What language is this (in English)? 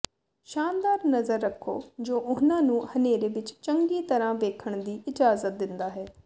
Punjabi